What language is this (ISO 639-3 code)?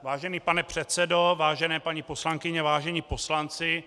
ces